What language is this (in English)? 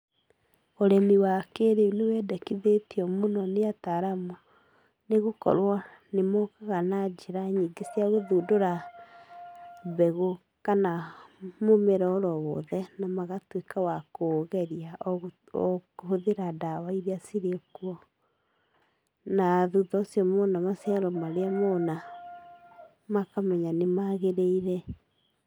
Kikuyu